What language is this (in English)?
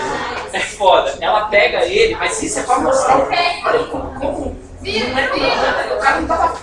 Portuguese